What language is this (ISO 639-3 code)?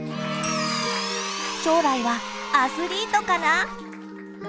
jpn